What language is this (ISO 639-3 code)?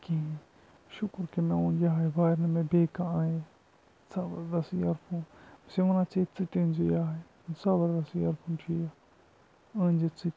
kas